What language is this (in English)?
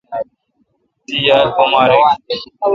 Kalkoti